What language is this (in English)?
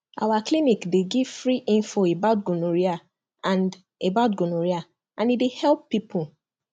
Nigerian Pidgin